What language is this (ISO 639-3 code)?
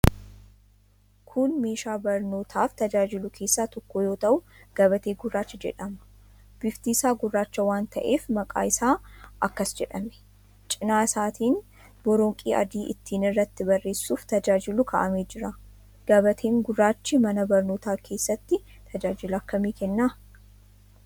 orm